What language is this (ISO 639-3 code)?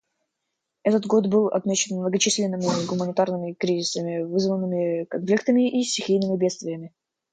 rus